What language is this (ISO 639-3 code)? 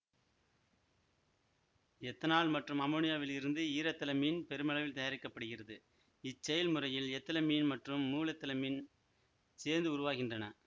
tam